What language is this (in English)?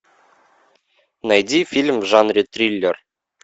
Russian